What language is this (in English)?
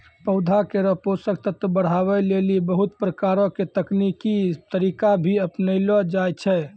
Maithili